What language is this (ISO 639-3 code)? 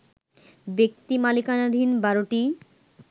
ben